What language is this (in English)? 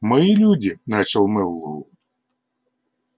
Russian